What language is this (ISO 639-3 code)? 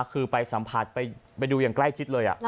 tha